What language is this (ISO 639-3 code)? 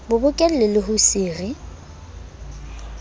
sot